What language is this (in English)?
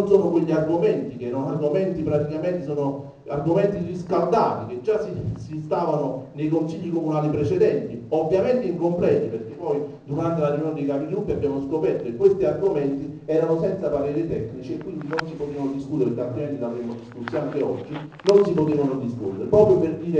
Italian